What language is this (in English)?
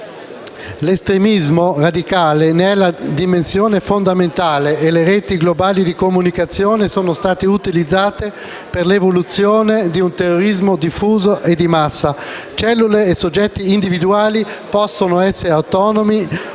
Italian